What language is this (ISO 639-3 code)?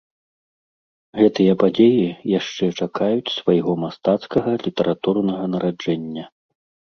bel